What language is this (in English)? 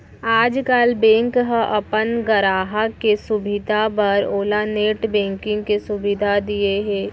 Chhattisgarhi